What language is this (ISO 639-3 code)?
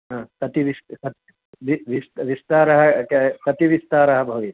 san